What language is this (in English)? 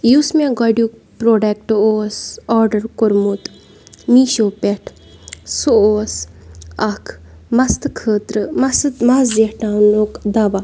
Kashmiri